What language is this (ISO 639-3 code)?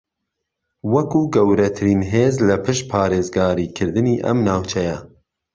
ckb